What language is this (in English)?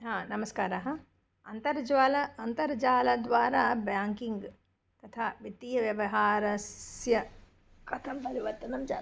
Sanskrit